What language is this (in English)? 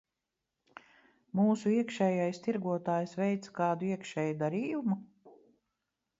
Latvian